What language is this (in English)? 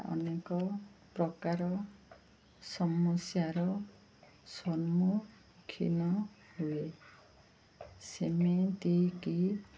Odia